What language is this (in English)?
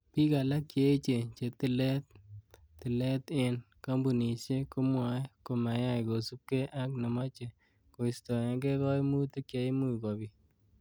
Kalenjin